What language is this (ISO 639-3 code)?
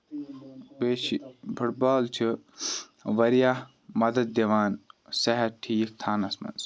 kas